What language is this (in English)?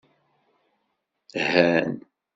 Kabyle